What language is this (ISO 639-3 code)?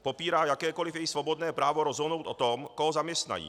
ces